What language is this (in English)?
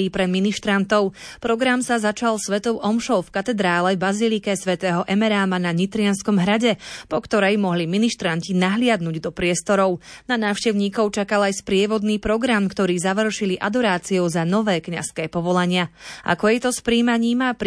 Slovak